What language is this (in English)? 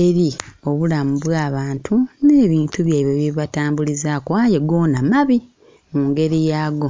Soga